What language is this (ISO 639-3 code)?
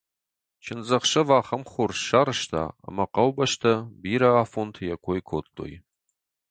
oss